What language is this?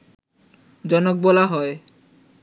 Bangla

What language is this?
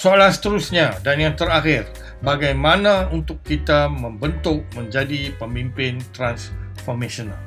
Malay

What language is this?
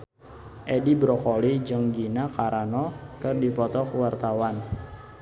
Sundanese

